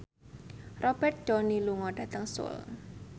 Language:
Javanese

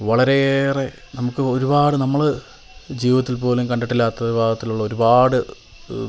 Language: Malayalam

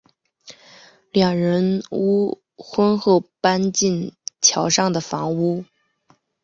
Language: Chinese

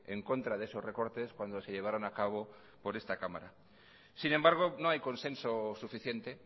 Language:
Spanish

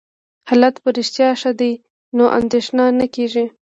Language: Pashto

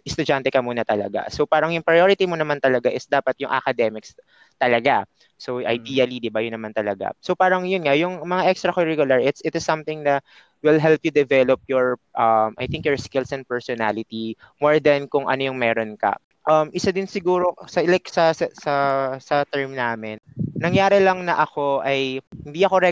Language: Filipino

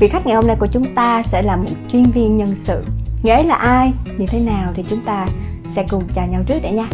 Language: Vietnamese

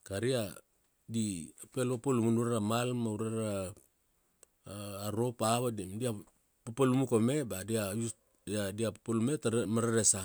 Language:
Kuanua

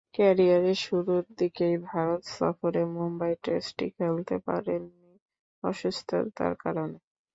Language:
Bangla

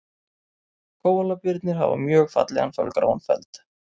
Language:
Icelandic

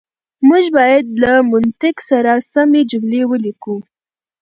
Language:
Pashto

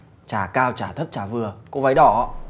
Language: Vietnamese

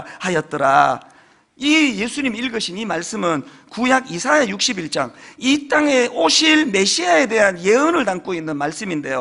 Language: Korean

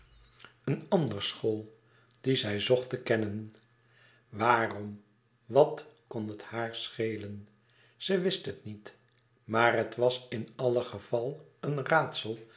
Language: Dutch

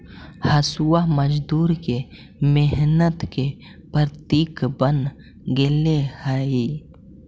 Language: Magahi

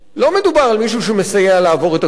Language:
Hebrew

